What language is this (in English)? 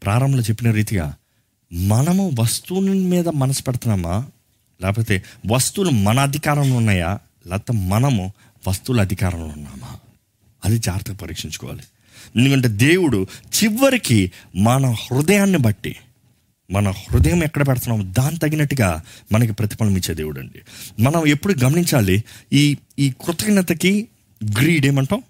Telugu